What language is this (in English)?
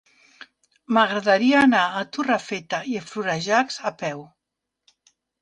Catalan